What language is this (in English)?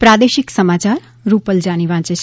Gujarati